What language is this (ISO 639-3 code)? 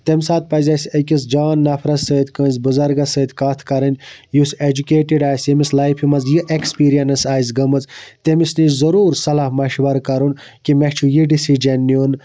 kas